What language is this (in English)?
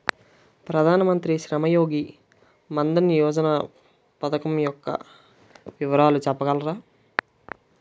Telugu